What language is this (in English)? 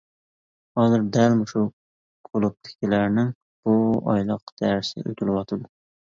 Uyghur